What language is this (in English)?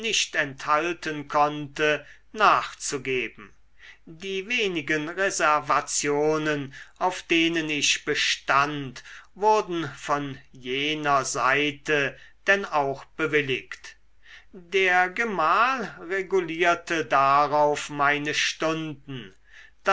German